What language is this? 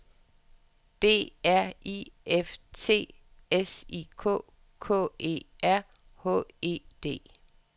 Danish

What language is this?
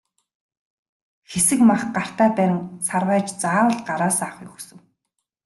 Mongolian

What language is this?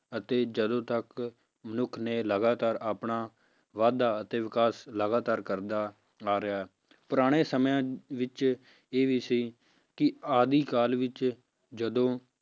Punjabi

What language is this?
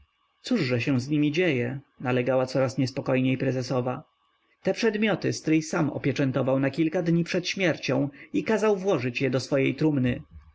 Polish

